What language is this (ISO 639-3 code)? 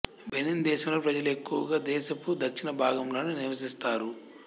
tel